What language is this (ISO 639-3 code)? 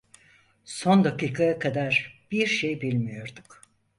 tur